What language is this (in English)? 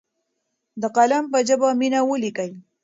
Pashto